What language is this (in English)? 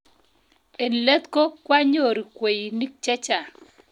Kalenjin